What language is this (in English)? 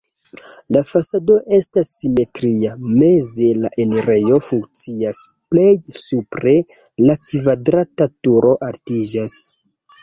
Esperanto